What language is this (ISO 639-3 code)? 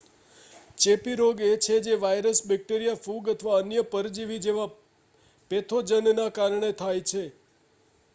guj